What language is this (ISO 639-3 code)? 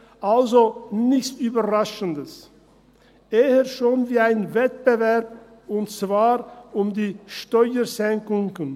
gsw